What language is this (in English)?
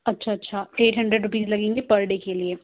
Urdu